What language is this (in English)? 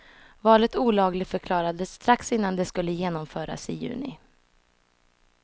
Swedish